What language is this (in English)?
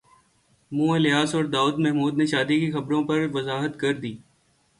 Urdu